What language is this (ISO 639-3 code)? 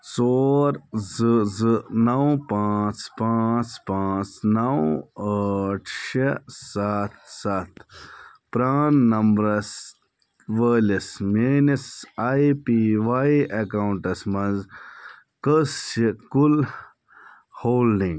kas